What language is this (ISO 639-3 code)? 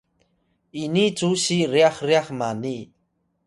tay